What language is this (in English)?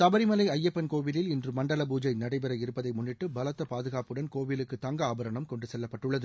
Tamil